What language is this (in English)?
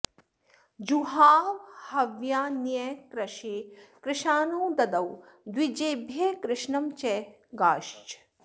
Sanskrit